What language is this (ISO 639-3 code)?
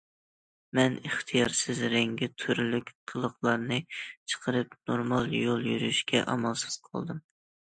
uig